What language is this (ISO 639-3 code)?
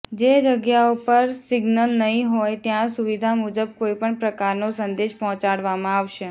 guj